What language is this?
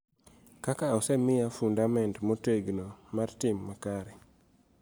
Luo (Kenya and Tanzania)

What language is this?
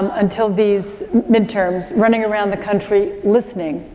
English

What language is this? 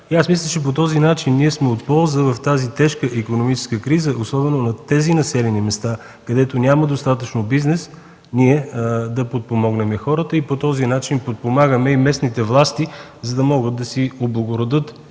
Bulgarian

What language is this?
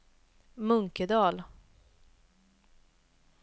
Swedish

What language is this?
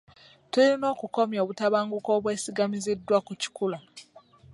Ganda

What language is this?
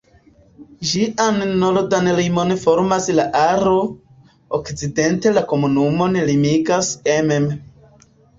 Esperanto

